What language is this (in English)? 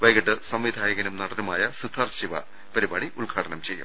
Malayalam